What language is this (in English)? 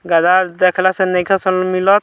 Bhojpuri